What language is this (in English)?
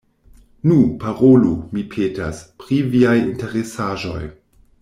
Esperanto